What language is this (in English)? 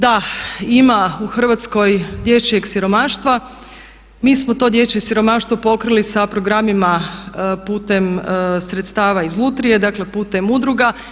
Croatian